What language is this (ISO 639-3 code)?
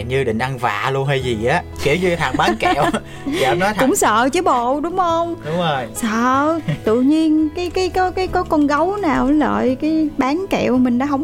vie